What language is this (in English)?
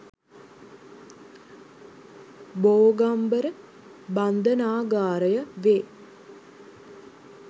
Sinhala